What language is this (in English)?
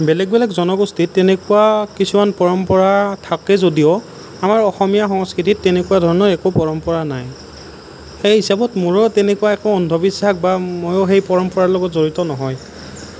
Assamese